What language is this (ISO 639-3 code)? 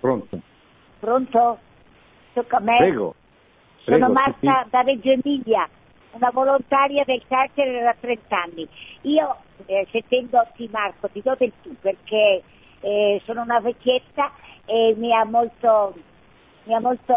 ita